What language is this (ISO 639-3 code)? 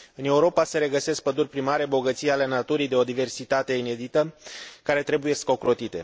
ron